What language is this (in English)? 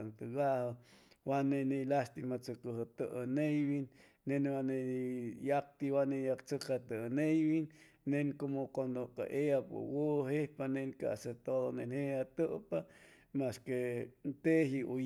Chimalapa Zoque